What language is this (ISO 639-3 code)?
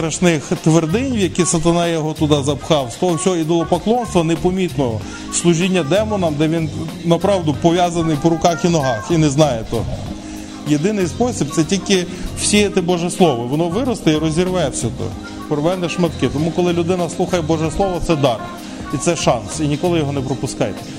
ukr